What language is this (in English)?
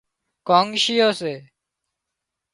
Wadiyara Koli